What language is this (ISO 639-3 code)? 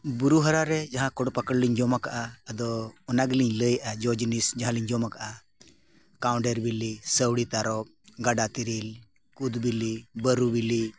sat